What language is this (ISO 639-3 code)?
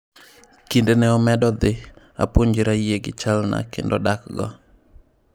luo